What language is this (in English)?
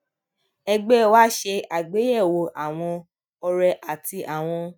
Yoruba